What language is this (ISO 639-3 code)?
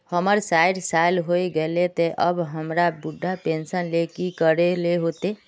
mag